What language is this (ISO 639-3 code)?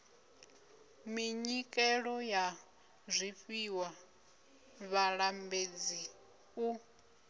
ven